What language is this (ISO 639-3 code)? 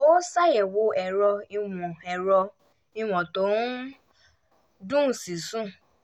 yor